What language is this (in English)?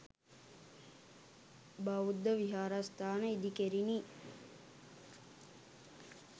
Sinhala